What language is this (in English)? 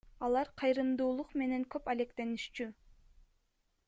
Kyrgyz